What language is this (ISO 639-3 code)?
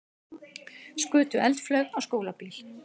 isl